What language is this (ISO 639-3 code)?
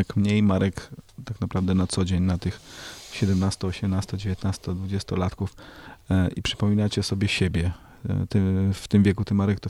pol